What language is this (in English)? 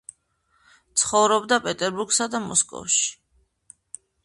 Georgian